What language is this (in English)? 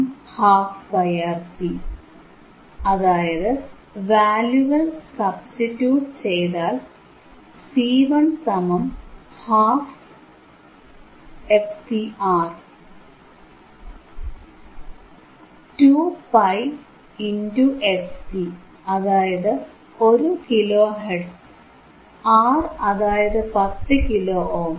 Malayalam